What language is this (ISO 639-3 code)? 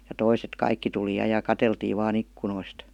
fin